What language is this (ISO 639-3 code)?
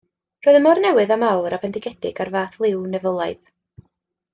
cym